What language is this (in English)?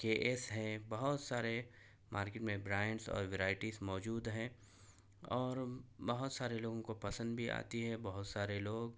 Urdu